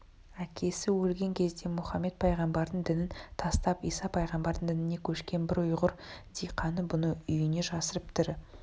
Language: Kazakh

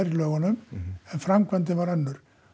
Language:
Icelandic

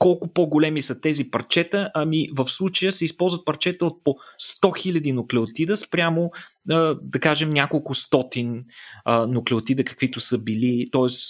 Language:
Bulgarian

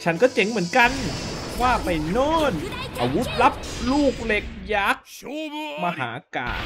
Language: Thai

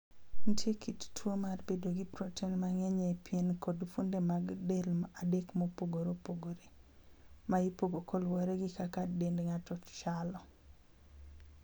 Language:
Luo (Kenya and Tanzania)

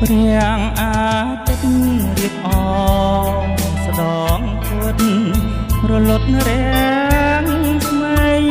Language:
Thai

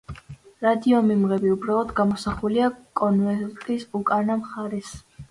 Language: Georgian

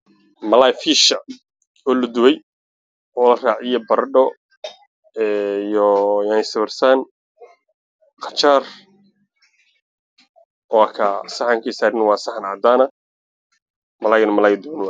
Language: Somali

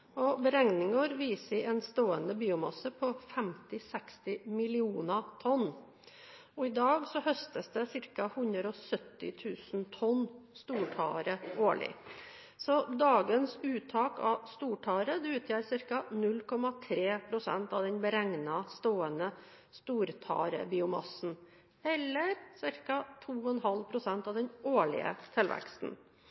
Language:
Norwegian Bokmål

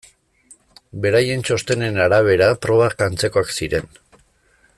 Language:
Basque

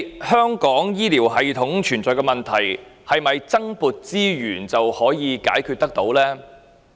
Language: Cantonese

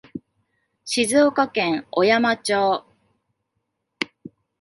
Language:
Japanese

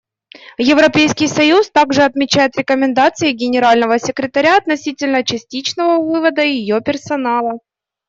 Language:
Russian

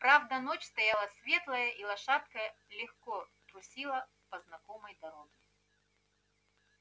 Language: Russian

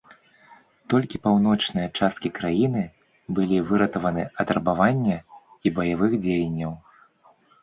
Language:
Belarusian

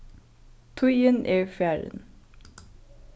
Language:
Faroese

